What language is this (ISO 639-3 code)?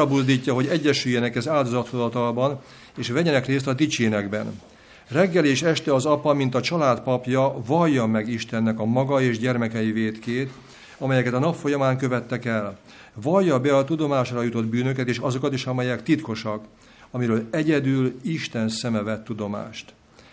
hun